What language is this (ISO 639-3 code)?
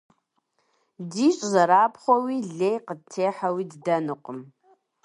kbd